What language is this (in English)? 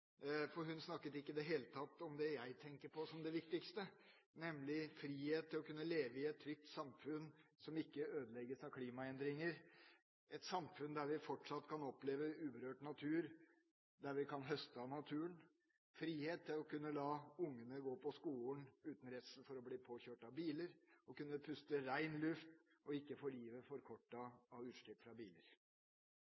Norwegian Bokmål